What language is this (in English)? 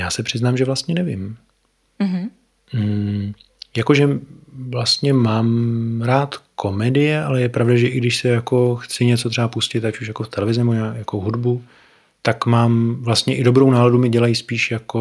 Czech